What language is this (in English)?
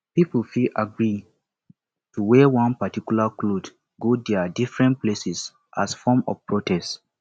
Nigerian Pidgin